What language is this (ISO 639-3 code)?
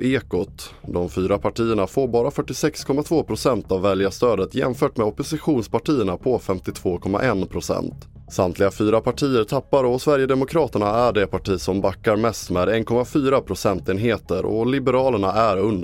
swe